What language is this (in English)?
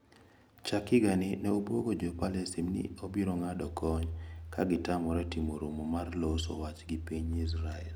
Luo (Kenya and Tanzania)